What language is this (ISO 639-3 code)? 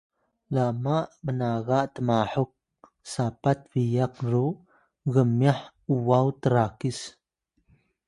tay